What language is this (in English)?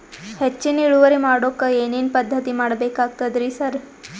Kannada